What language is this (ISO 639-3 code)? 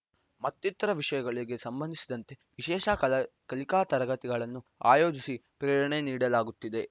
kan